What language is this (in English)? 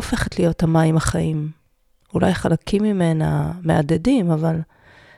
Hebrew